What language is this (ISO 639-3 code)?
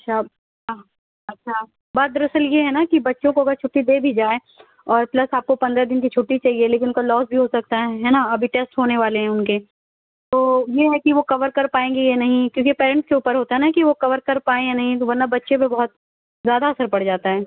urd